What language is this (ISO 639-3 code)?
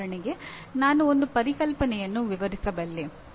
kan